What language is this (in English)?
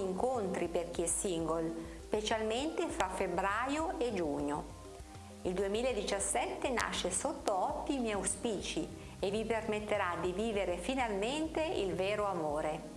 Italian